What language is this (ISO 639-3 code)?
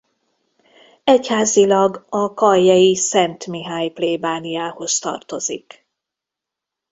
hun